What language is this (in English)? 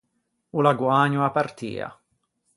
Ligurian